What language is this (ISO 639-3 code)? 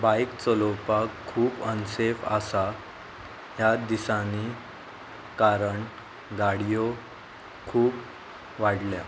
kok